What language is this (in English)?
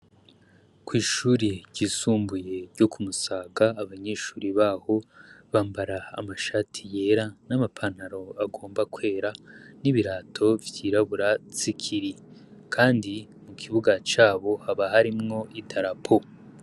Rundi